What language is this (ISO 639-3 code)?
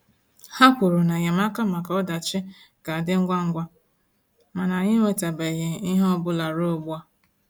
ibo